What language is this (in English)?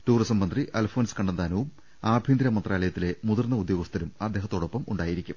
Malayalam